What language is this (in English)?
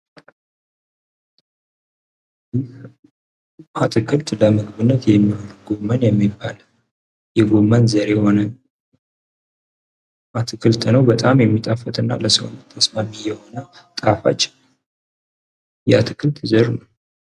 Amharic